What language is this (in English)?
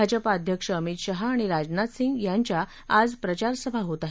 Marathi